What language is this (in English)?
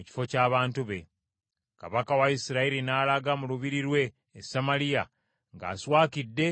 Ganda